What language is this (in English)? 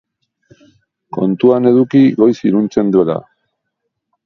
Basque